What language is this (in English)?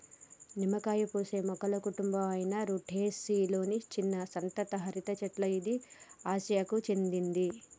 Telugu